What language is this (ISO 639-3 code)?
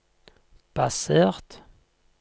nor